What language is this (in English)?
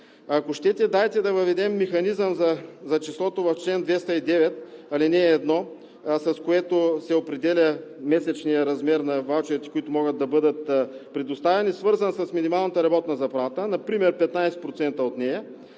Bulgarian